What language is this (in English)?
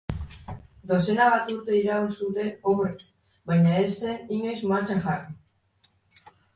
Basque